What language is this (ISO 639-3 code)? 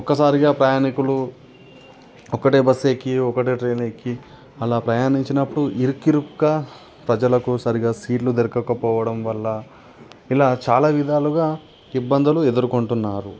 tel